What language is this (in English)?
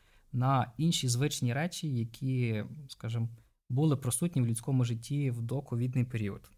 Ukrainian